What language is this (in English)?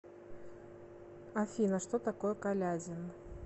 Russian